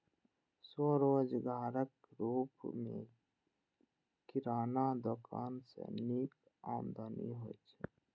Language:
Maithili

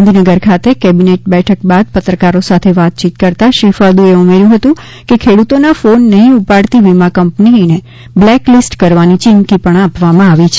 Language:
Gujarati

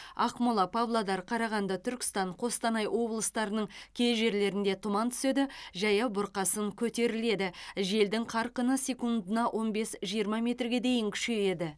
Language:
Kazakh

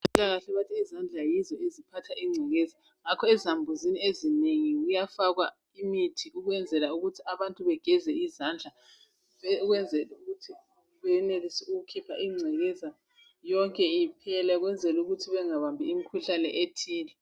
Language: North Ndebele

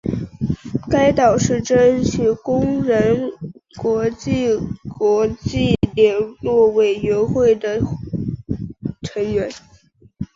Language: Chinese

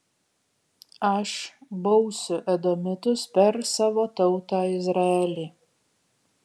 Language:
Lithuanian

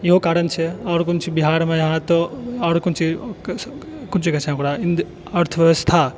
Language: Maithili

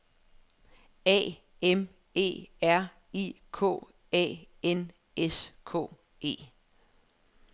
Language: Danish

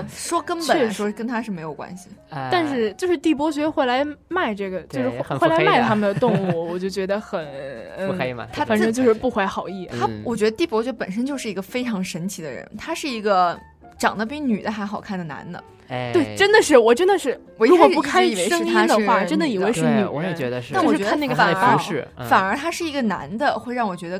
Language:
Chinese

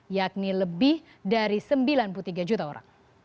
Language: Indonesian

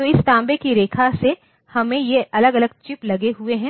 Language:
Hindi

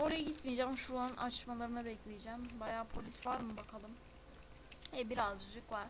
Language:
Turkish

